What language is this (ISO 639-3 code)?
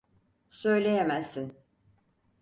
tur